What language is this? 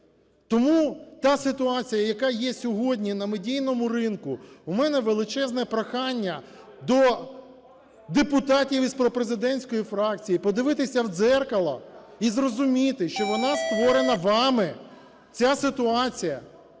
Ukrainian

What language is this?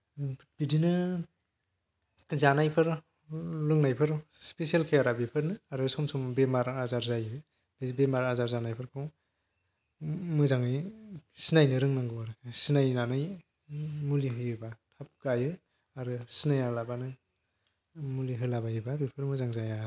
Bodo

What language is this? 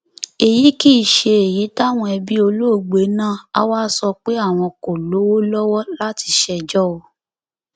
Yoruba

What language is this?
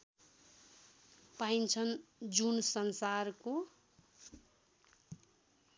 Nepali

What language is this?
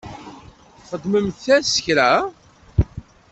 Kabyle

